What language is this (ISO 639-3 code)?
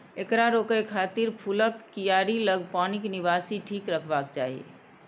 mai